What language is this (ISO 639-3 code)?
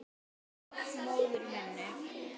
isl